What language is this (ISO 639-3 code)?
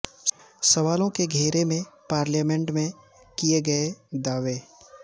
urd